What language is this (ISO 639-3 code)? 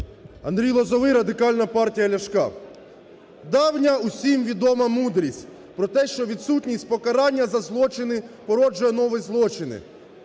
ukr